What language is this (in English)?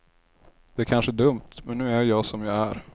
Swedish